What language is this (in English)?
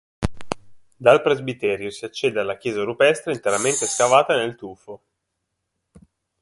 Italian